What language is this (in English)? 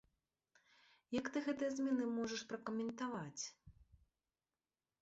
Belarusian